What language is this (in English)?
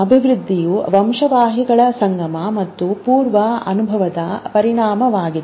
Kannada